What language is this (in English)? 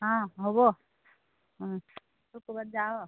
Assamese